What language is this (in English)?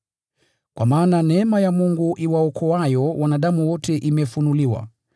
Swahili